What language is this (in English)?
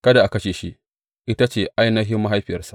Hausa